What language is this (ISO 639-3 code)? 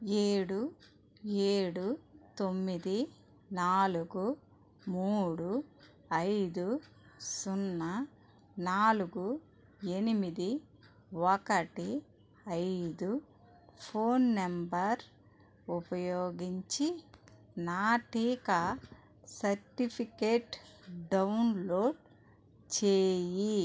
tel